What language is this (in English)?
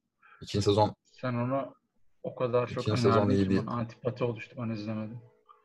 Turkish